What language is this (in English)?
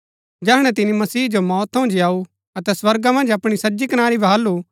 Gaddi